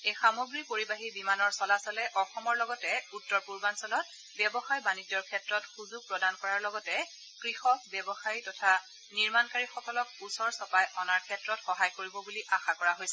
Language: Assamese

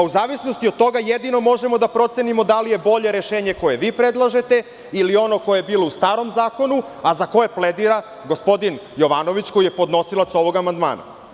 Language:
Serbian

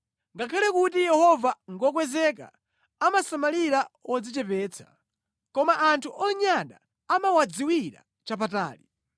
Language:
Nyanja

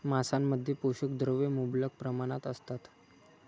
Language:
Marathi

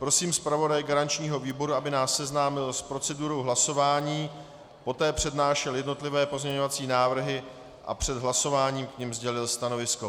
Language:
Czech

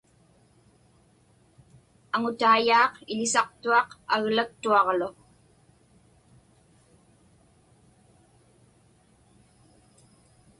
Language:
Inupiaq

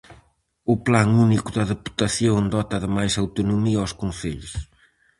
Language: Galician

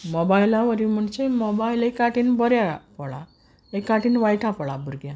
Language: Konkani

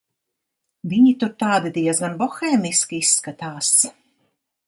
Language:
Latvian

